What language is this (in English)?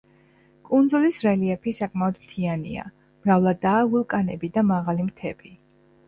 Georgian